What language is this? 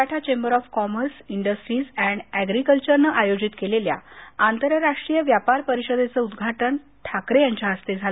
Marathi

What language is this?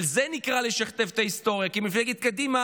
Hebrew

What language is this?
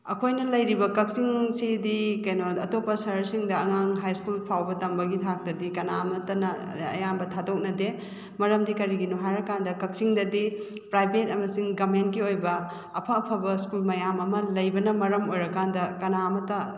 Manipuri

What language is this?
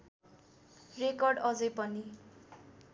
Nepali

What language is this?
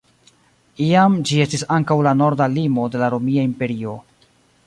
Esperanto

